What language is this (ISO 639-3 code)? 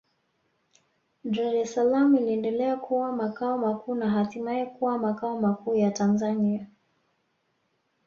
swa